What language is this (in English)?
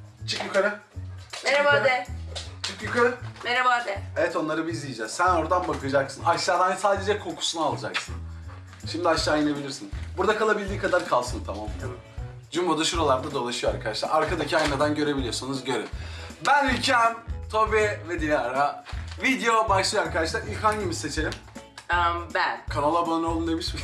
Turkish